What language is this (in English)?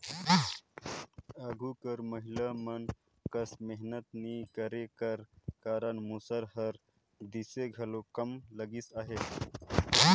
Chhattisgarhi